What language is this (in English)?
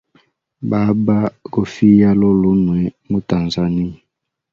Hemba